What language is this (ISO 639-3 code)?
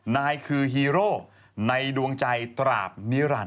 tha